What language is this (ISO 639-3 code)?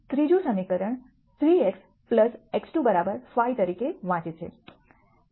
guj